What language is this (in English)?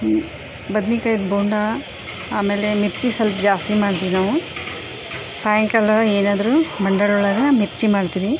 Kannada